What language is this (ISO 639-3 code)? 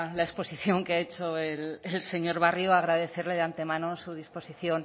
spa